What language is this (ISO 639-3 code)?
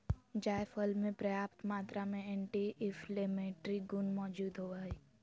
mag